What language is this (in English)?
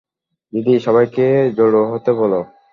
Bangla